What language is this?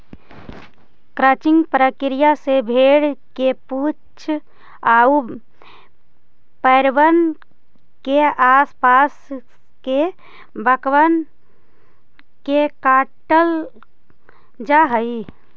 Magahi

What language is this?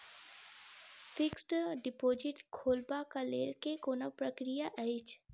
Maithili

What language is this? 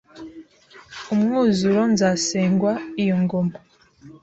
Kinyarwanda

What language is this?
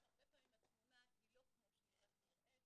Hebrew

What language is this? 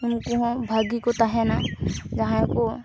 Santali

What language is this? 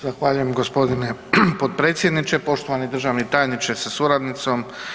Croatian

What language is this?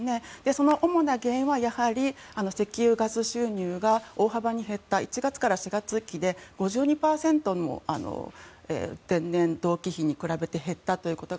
Japanese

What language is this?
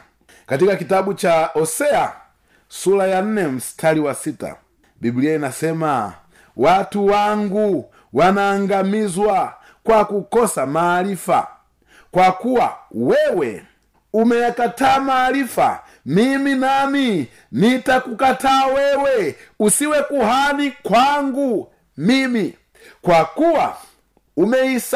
Swahili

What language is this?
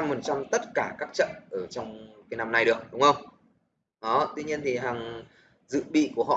Vietnamese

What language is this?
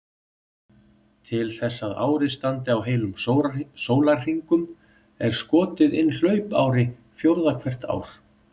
Icelandic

